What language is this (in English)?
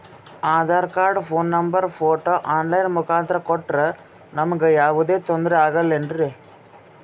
Kannada